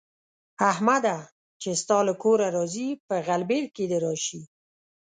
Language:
Pashto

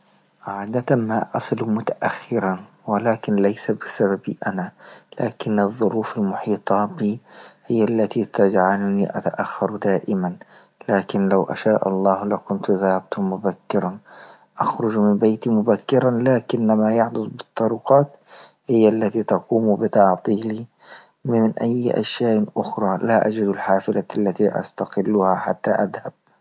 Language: Libyan Arabic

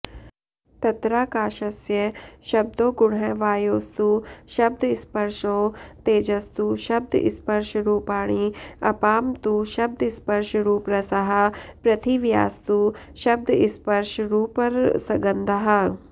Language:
Sanskrit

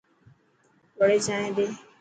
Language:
Dhatki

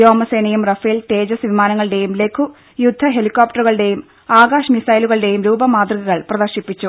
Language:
Malayalam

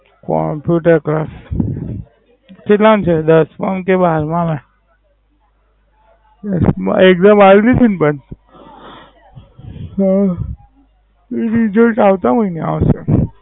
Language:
Gujarati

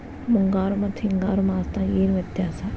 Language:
Kannada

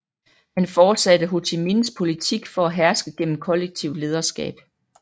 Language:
Danish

